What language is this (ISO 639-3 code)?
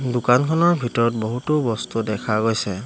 asm